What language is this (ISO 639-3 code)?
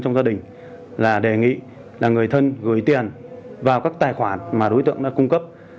vie